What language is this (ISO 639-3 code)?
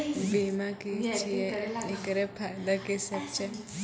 mai